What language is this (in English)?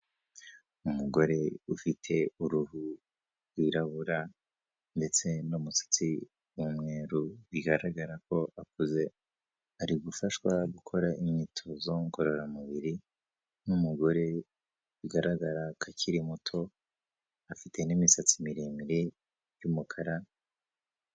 Kinyarwanda